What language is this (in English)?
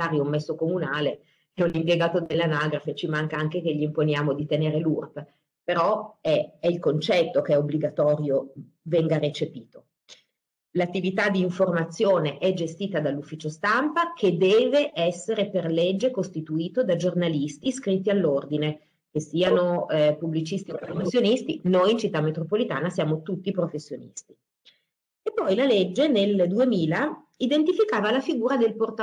Italian